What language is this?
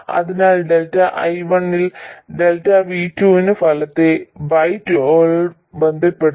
Malayalam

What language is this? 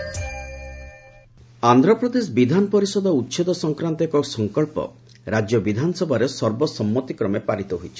Odia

